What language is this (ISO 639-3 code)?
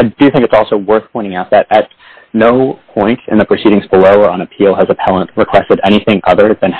eng